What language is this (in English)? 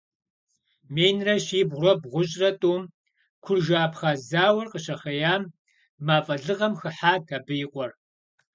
Kabardian